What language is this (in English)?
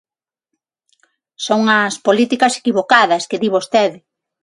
Galician